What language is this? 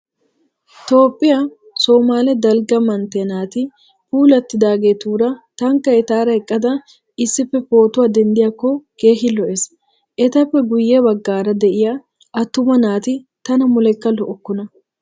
Wolaytta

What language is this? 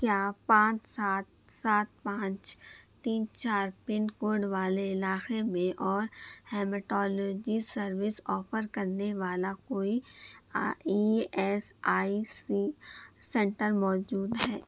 Urdu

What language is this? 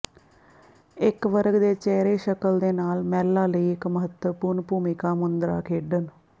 Punjabi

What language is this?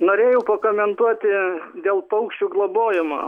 Lithuanian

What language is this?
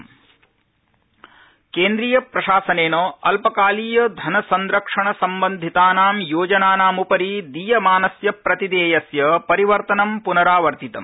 Sanskrit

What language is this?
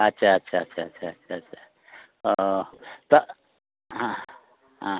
Santali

